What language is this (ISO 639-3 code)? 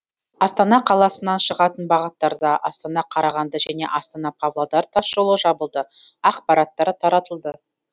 kaz